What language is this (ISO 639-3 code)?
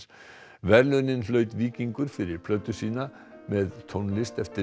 isl